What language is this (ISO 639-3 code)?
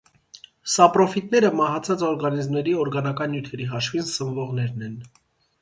hye